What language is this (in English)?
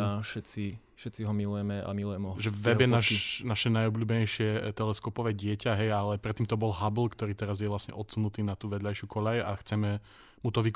Slovak